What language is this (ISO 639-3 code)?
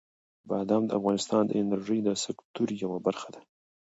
pus